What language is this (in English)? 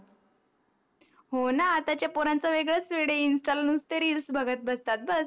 Marathi